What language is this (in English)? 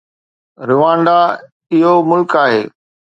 Sindhi